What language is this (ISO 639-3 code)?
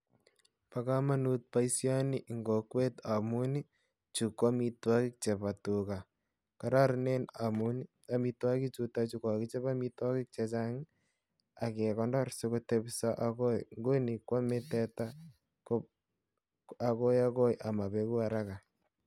kln